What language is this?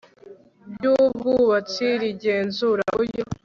Kinyarwanda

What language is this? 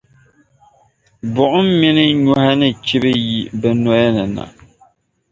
Dagbani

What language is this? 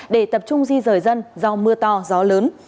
Vietnamese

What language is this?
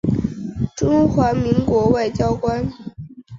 Chinese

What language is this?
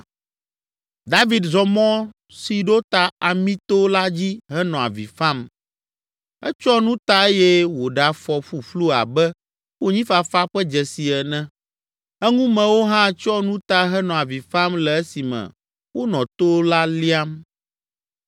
Ewe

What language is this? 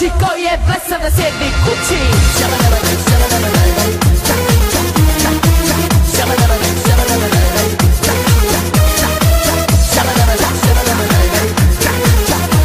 Italian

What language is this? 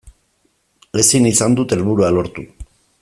Basque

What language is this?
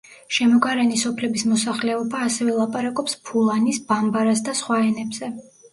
Georgian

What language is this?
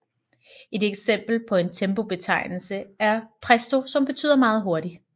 Danish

